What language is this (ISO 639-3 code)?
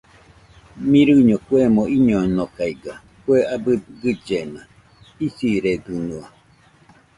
hux